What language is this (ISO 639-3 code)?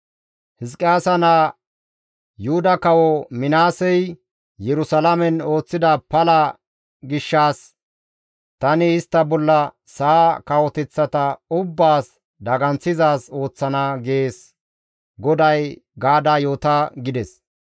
gmv